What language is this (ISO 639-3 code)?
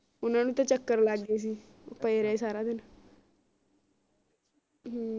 pan